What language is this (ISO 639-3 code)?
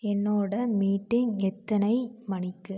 tam